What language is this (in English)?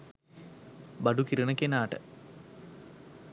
Sinhala